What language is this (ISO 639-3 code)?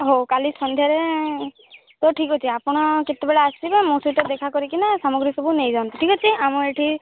ori